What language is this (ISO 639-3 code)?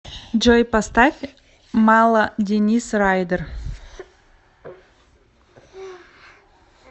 rus